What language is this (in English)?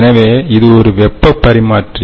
Tamil